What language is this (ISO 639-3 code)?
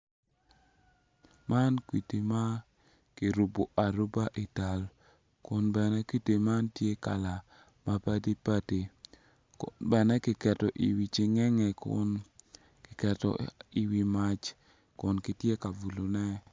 ach